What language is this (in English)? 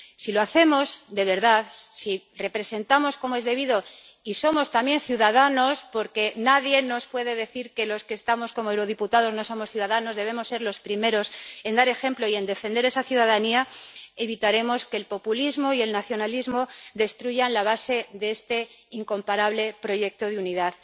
Spanish